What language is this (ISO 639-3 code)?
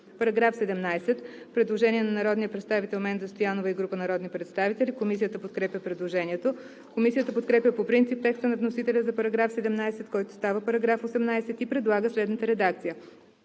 bul